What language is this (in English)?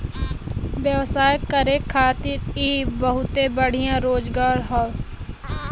Bhojpuri